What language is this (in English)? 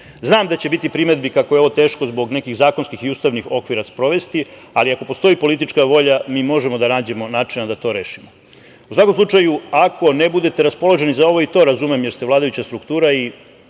Serbian